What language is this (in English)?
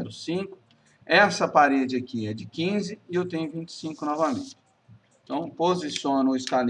Portuguese